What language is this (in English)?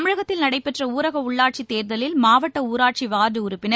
Tamil